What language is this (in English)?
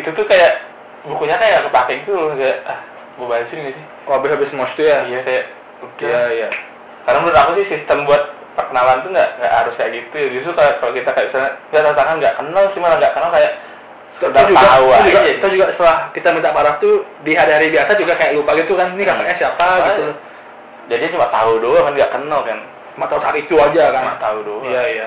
Indonesian